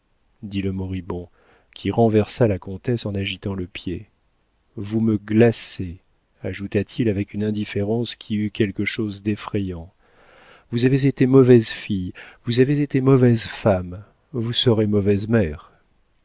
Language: French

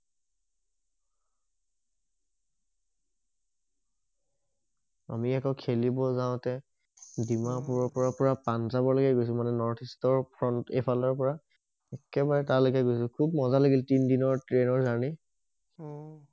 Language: Assamese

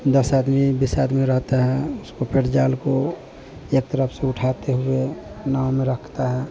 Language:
Hindi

